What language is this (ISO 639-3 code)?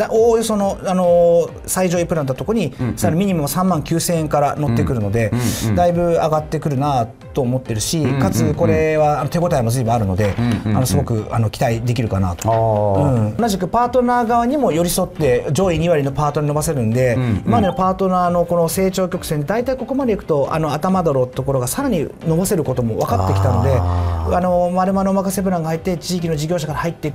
jpn